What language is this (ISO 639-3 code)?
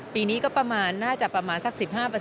tha